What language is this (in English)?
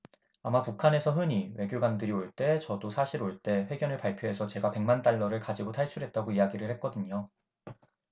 Korean